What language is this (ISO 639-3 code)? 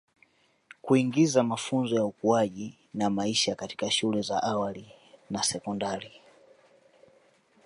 swa